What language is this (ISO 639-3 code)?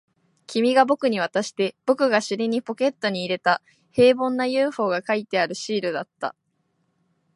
jpn